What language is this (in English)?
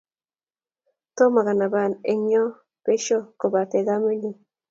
Kalenjin